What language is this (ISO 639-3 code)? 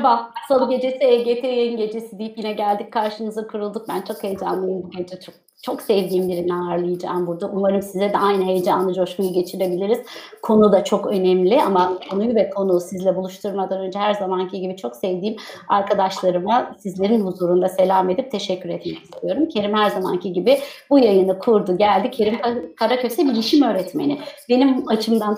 tur